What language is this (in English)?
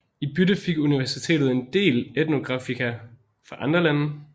Danish